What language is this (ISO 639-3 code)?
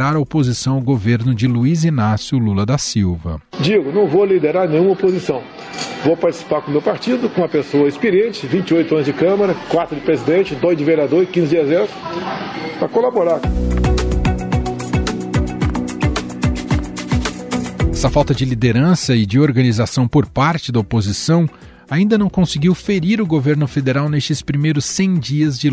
por